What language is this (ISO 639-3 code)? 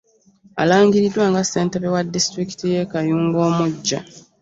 lug